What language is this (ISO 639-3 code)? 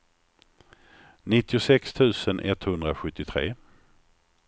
swe